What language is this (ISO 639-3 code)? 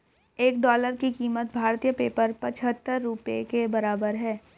hin